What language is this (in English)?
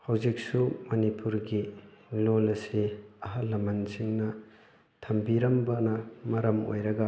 Manipuri